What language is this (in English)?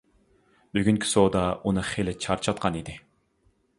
Uyghur